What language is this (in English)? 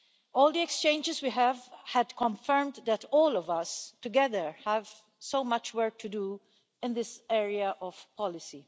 English